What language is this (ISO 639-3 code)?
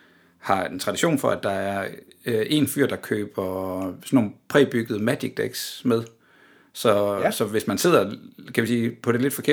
dan